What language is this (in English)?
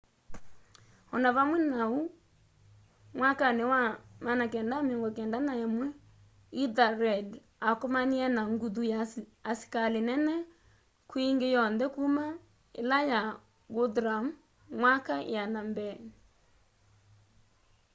Kamba